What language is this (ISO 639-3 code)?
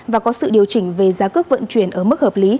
vie